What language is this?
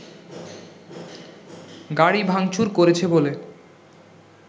Bangla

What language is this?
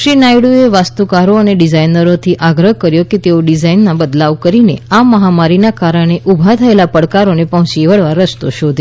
Gujarati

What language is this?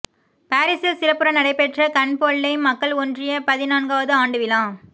Tamil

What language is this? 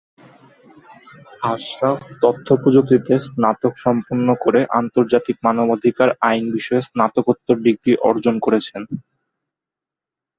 Bangla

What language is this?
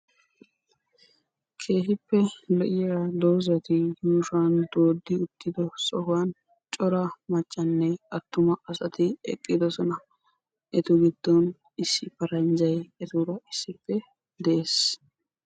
Wolaytta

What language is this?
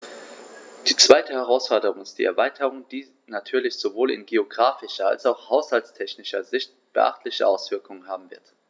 German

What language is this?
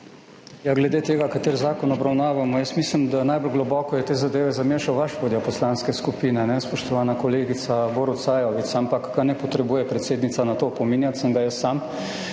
Slovenian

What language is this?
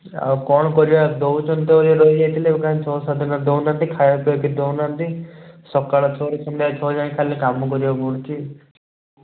Odia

